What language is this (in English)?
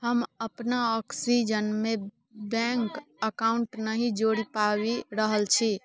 Maithili